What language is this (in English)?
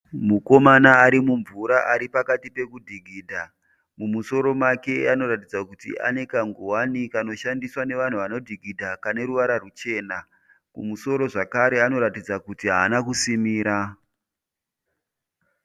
Shona